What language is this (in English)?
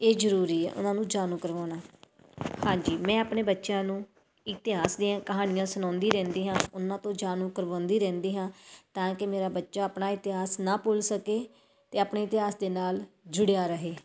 Punjabi